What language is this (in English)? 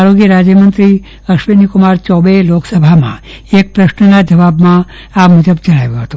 Gujarati